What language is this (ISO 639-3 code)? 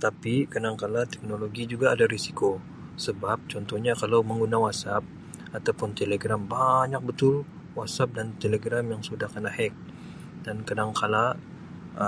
msi